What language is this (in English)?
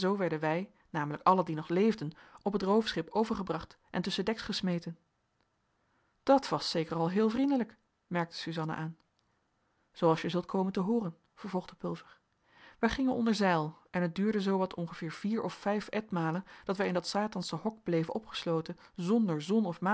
Dutch